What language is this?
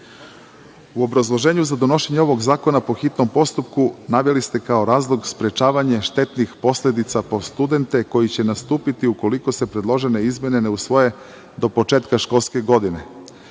Serbian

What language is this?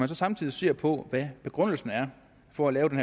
Danish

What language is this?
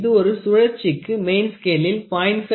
Tamil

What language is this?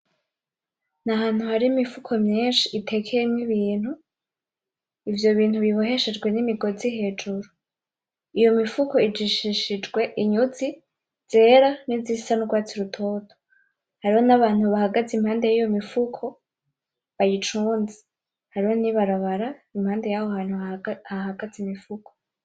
Rundi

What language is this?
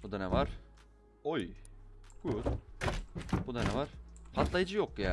Turkish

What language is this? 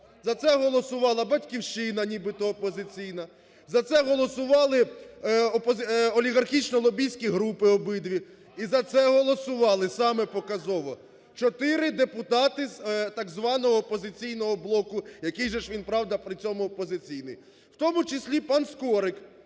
Ukrainian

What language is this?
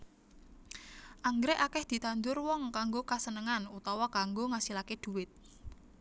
Javanese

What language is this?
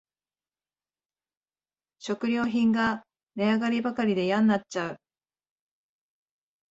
Japanese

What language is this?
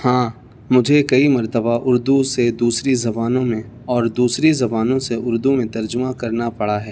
Urdu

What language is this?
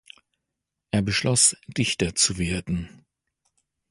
German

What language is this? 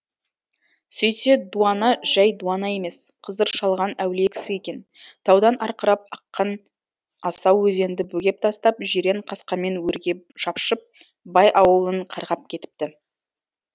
Kazakh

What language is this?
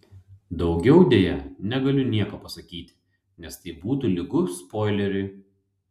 Lithuanian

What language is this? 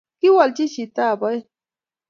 Kalenjin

